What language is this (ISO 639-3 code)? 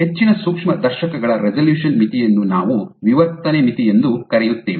kan